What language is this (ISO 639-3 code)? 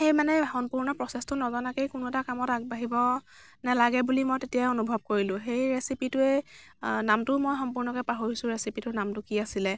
asm